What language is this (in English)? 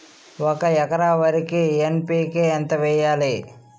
Telugu